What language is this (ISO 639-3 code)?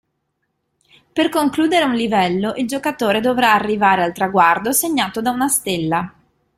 ita